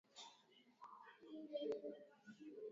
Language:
Swahili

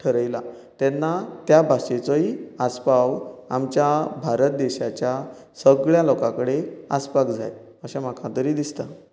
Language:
Konkani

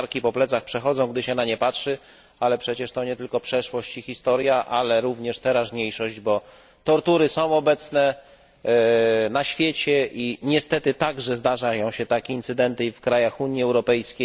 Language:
Polish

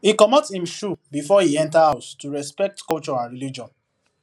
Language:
Nigerian Pidgin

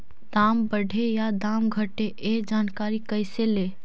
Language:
Magahi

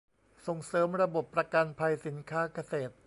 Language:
Thai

